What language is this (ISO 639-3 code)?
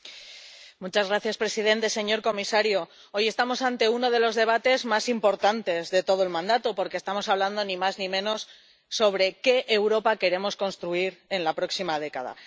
spa